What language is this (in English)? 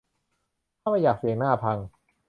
Thai